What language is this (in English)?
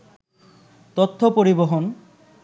Bangla